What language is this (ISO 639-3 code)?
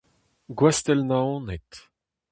bre